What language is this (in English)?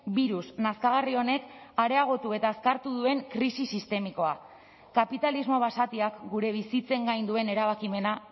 Basque